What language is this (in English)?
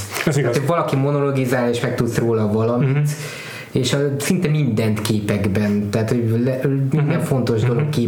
Hungarian